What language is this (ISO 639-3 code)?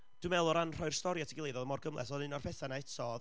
cym